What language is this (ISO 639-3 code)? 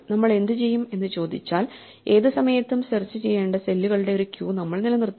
mal